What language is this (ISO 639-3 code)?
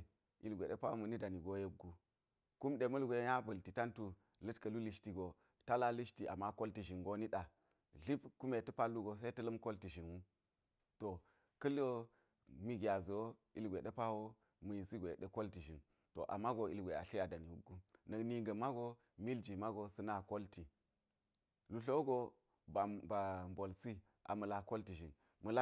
gyz